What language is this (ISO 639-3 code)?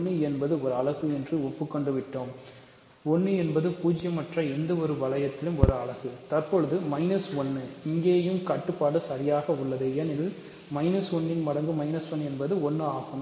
tam